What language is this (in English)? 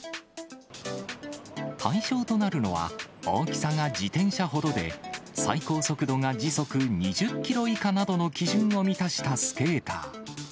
Japanese